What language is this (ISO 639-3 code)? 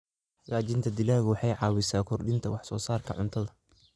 som